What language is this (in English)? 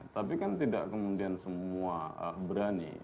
Indonesian